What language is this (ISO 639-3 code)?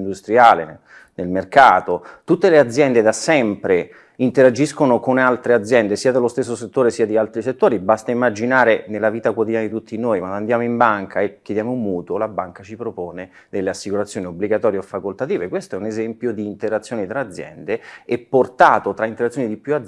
ita